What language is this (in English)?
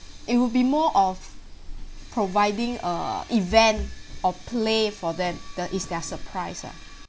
English